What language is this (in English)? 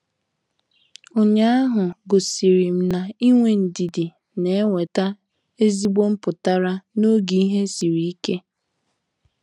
Igbo